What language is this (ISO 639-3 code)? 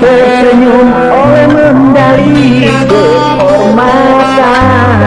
ind